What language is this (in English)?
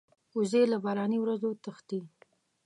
Pashto